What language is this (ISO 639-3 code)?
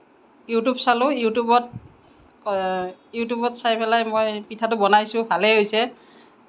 asm